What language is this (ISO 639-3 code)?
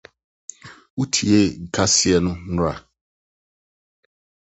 aka